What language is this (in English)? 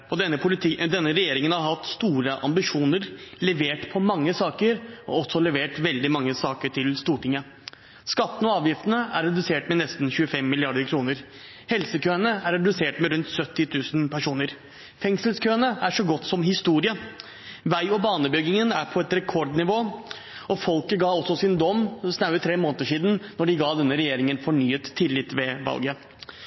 Norwegian Bokmål